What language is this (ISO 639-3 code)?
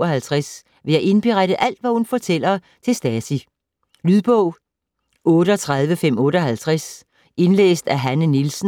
dan